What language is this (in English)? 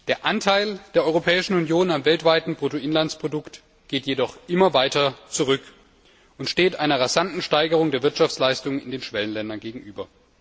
German